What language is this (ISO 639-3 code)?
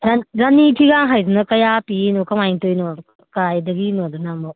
mni